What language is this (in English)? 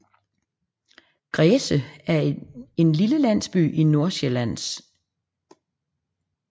Danish